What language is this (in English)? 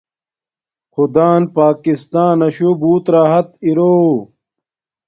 Domaaki